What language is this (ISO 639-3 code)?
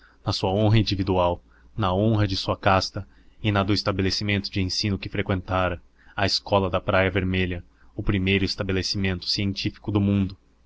por